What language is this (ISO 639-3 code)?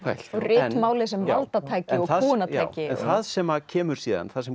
isl